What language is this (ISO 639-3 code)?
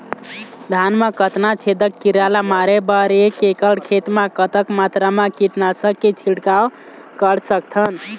hne